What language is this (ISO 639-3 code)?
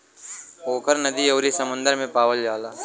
bho